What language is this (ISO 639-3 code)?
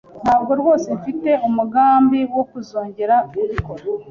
kin